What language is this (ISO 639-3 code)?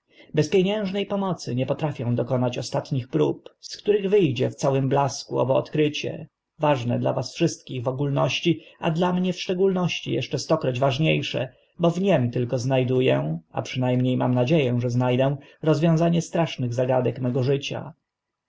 pol